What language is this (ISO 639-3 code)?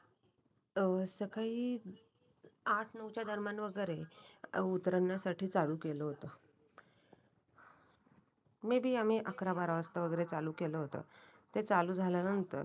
mar